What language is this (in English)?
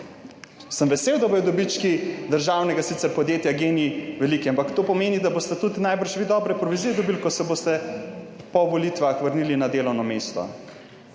Slovenian